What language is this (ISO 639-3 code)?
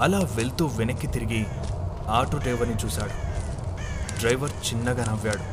tel